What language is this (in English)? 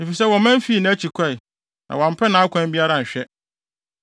Akan